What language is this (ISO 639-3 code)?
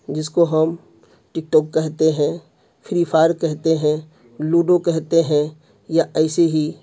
urd